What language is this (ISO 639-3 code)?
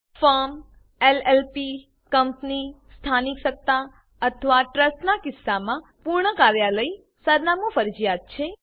guj